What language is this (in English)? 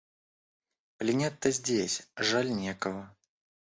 Russian